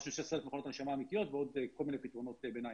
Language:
Hebrew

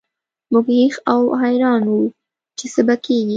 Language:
Pashto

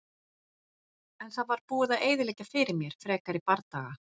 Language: Icelandic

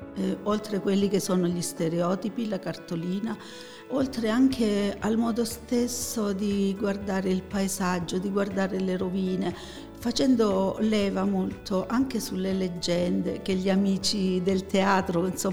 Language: Italian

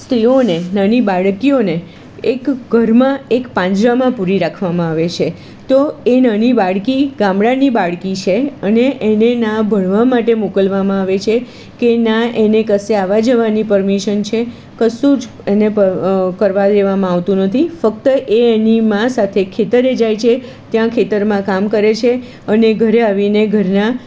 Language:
Gujarati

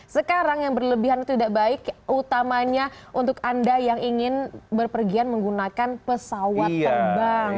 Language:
Indonesian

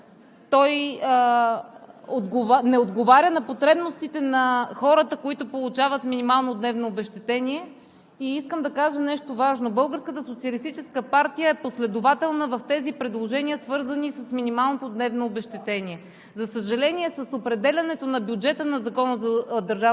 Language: Bulgarian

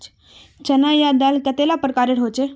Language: Magahi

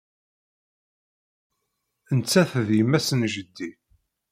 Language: Kabyle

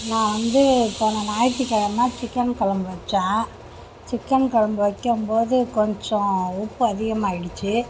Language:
Tamil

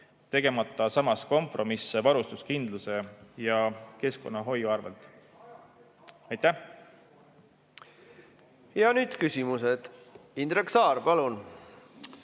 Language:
Estonian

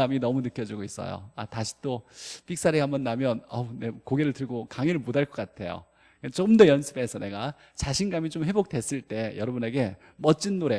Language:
Korean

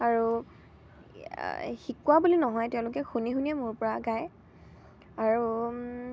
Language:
Assamese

